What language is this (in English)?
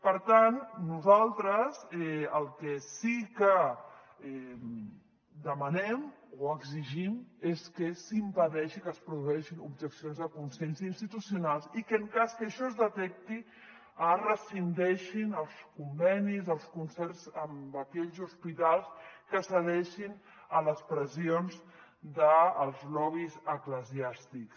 Catalan